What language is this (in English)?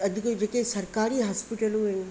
Sindhi